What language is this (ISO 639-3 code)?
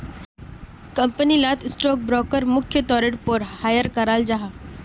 mag